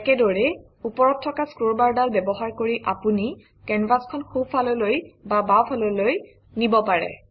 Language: Assamese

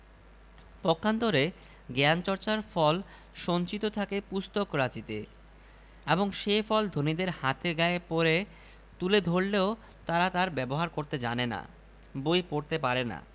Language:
Bangla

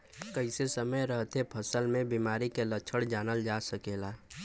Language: Bhojpuri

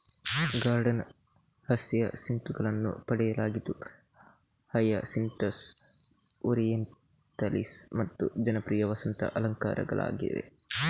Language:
Kannada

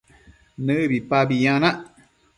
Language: Matsés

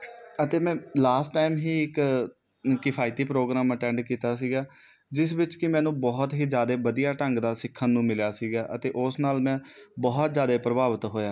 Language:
Punjabi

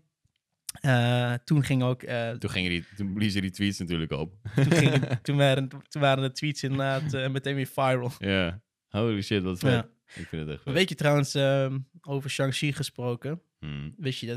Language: Dutch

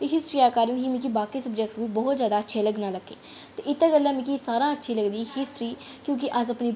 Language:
Dogri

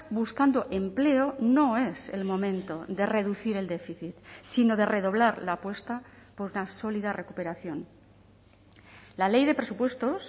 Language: Spanish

